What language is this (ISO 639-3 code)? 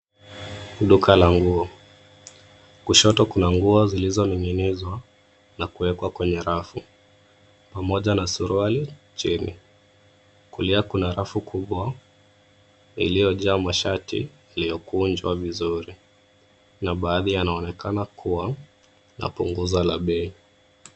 swa